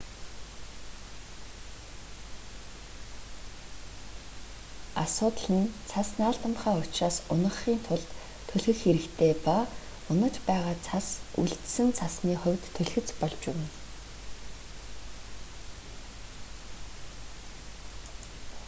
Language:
Mongolian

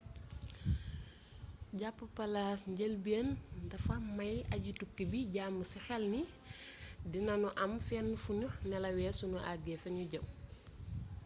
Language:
Wolof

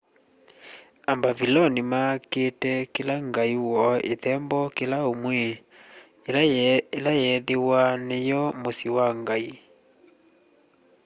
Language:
Kamba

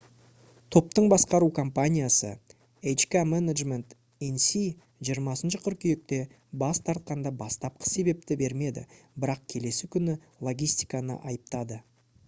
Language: Kazakh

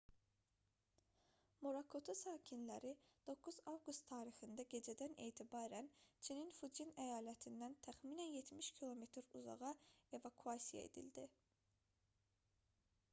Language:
Azerbaijani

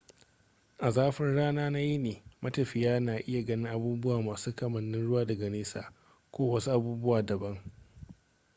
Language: Hausa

